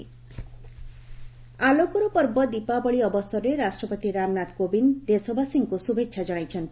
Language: Odia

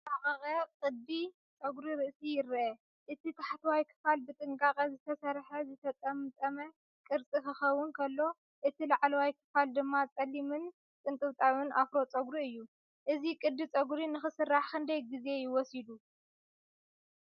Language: Tigrinya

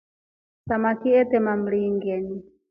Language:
Rombo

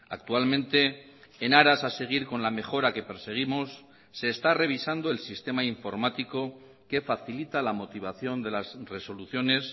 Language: Spanish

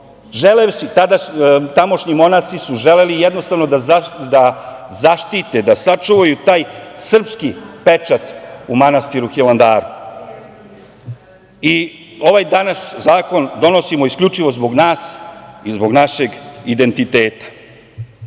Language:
Serbian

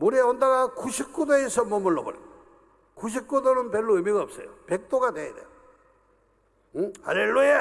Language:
Korean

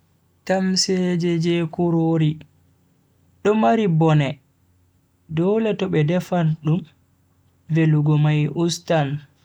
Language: Bagirmi Fulfulde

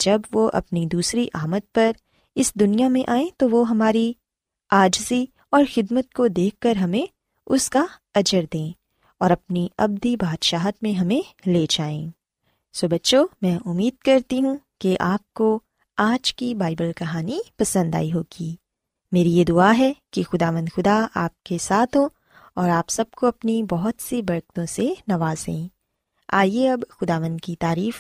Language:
Urdu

